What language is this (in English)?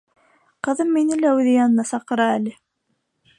Bashkir